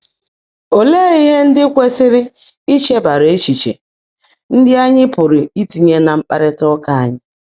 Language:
Igbo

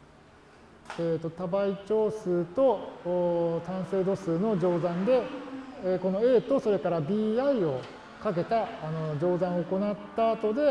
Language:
Japanese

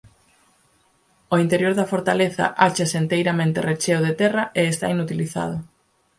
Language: Galician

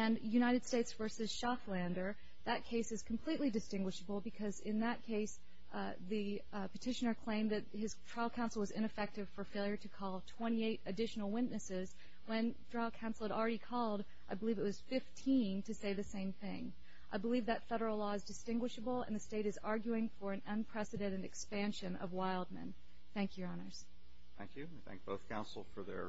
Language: English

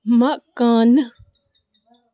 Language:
Kashmiri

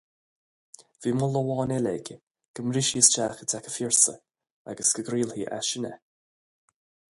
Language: Irish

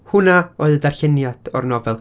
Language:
Welsh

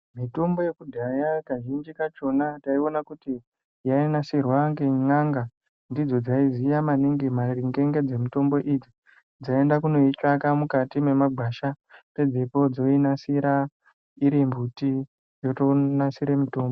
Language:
Ndau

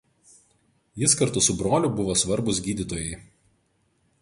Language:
Lithuanian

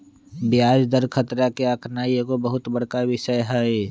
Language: Magahi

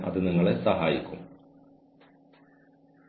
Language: Malayalam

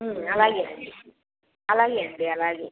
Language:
Telugu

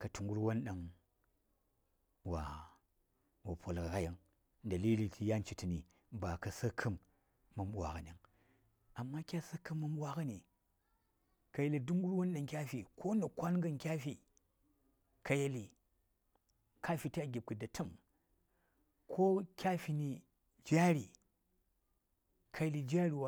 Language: Saya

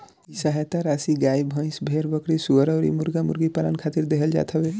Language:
Bhojpuri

